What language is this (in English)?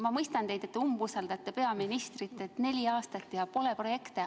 Estonian